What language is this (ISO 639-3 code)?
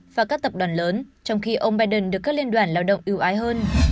vie